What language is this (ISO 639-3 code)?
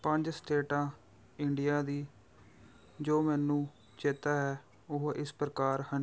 pan